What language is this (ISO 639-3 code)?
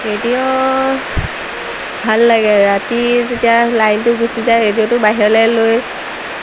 asm